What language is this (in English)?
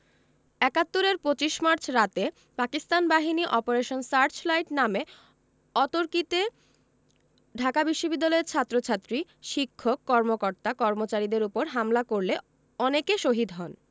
Bangla